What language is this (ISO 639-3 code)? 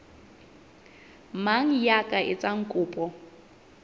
sot